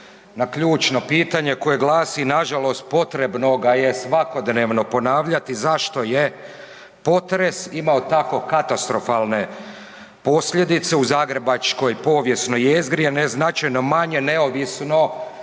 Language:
Croatian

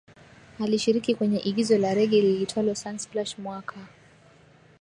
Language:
Swahili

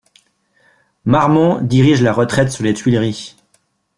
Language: French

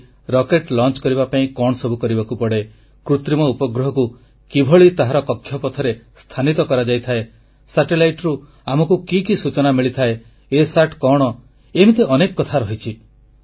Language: Odia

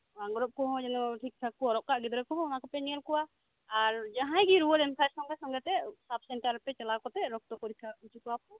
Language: Santali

